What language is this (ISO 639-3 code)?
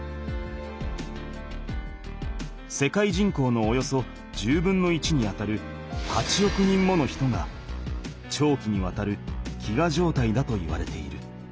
jpn